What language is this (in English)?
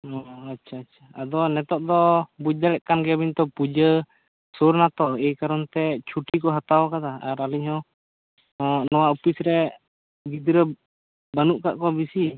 Santali